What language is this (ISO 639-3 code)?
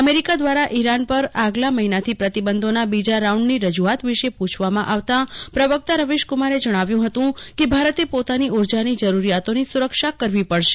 guj